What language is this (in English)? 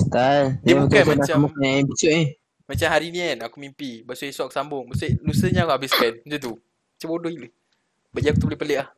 Malay